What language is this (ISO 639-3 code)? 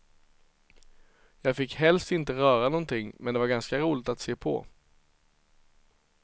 swe